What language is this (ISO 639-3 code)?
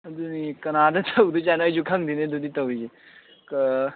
mni